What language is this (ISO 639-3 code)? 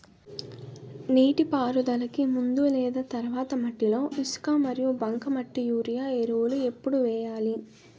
tel